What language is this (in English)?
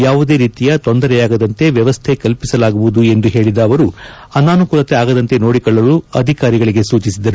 Kannada